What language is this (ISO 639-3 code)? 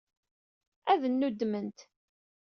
kab